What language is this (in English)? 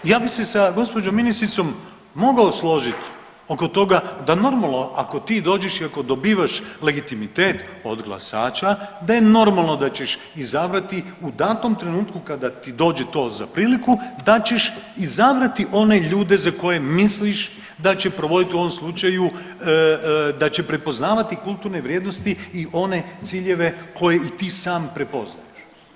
Croatian